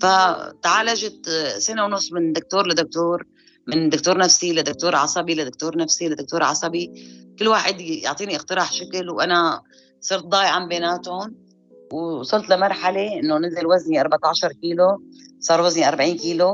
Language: Arabic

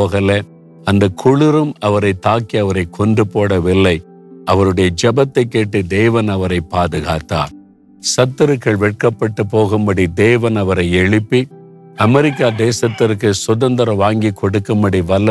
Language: Tamil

